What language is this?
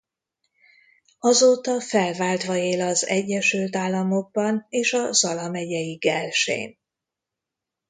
Hungarian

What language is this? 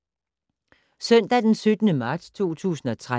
Danish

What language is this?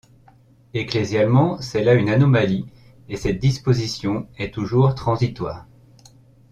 French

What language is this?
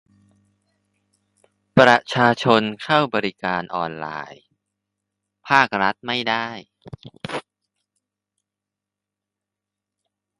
Thai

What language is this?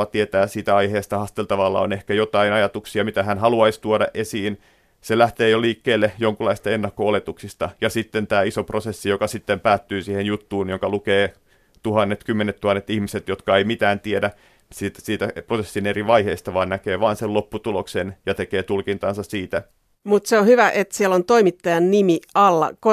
Finnish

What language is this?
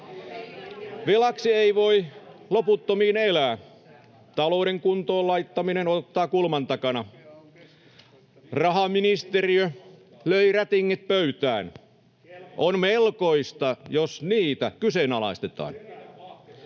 Finnish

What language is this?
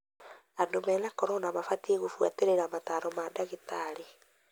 Kikuyu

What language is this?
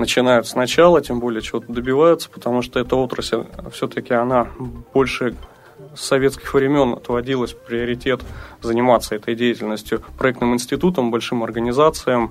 Russian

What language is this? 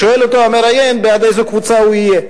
Hebrew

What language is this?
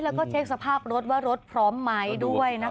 Thai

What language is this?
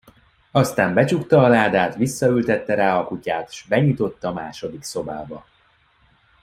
Hungarian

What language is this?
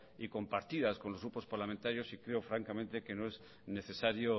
Spanish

